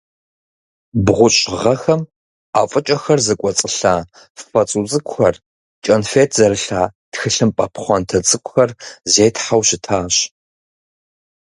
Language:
Kabardian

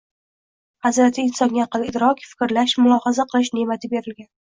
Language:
Uzbek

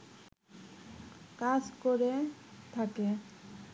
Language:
Bangla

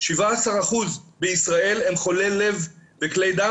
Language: Hebrew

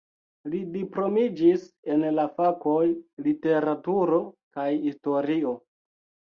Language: Esperanto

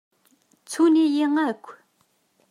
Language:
Kabyle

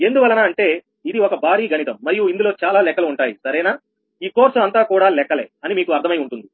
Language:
Telugu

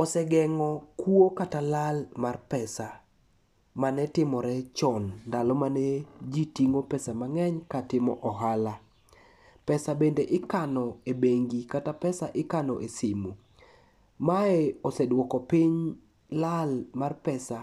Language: Luo (Kenya and Tanzania)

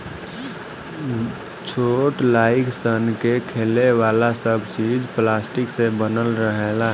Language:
Bhojpuri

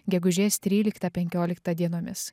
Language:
Lithuanian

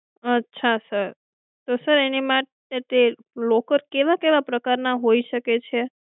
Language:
Gujarati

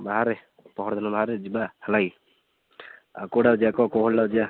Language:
Odia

